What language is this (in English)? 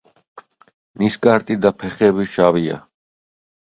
Georgian